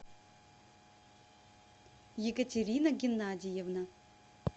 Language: Russian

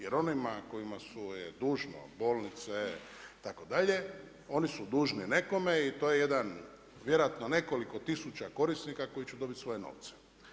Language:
Croatian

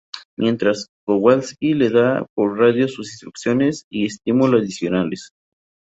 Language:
Spanish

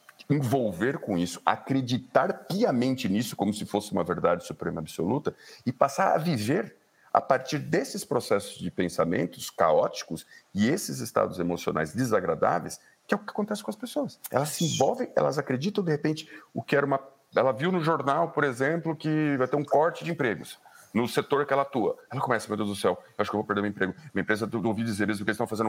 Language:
Portuguese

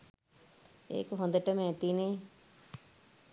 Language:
Sinhala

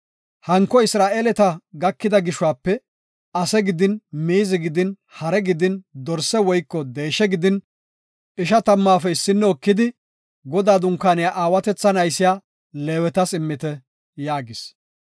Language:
Gofa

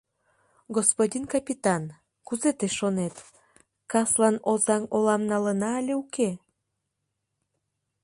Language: Mari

